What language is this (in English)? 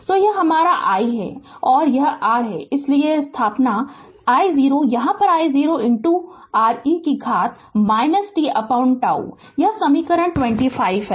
Hindi